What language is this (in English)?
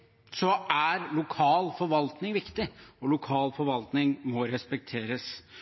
Norwegian Bokmål